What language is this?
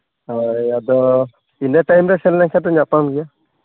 Santali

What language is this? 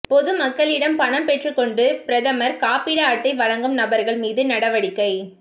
Tamil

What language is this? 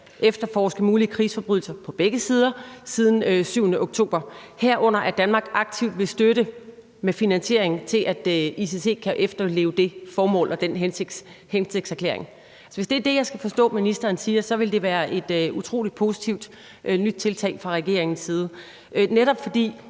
Danish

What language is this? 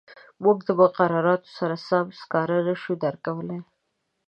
Pashto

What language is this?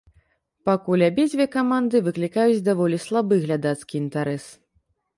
Belarusian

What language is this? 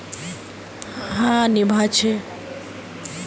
Magahi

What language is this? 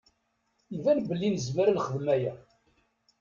Kabyle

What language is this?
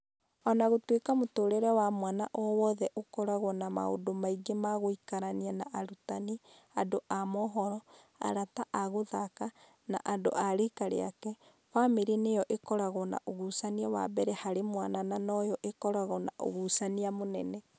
Kikuyu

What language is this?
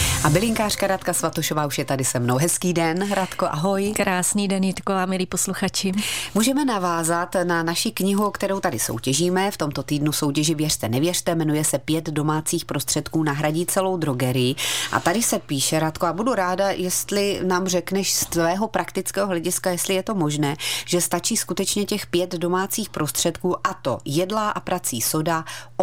Czech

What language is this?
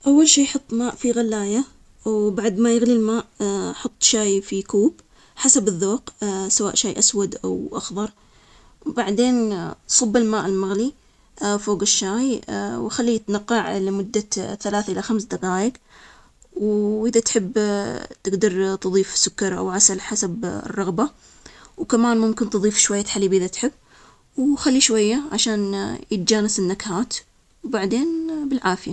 Omani Arabic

